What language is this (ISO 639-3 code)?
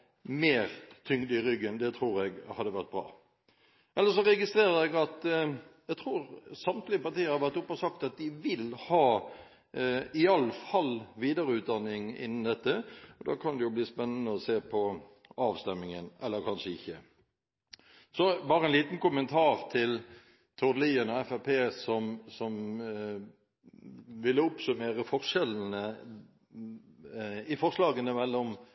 nob